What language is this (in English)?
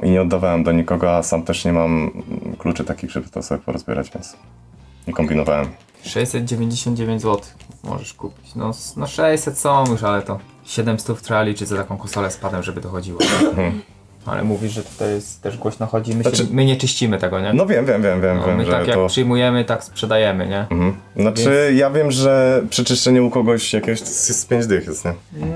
Polish